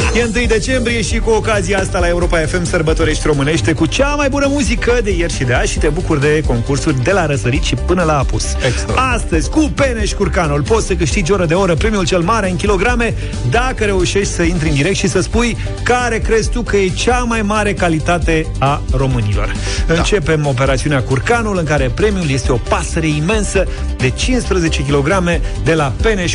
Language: Romanian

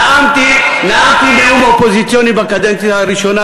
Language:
Hebrew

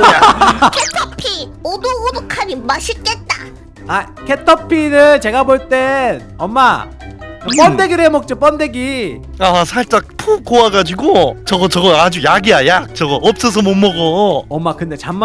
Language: Korean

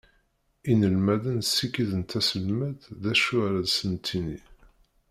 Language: Kabyle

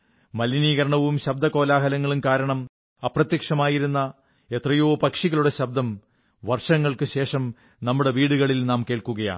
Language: Malayalam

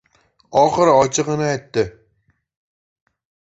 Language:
Uzbek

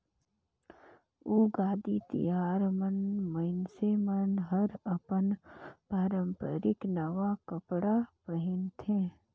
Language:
Chhattisgarhi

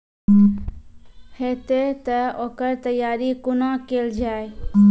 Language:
Maithili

